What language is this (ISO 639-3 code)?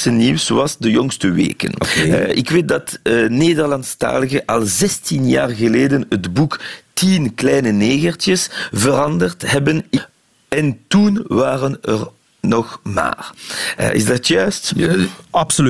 nld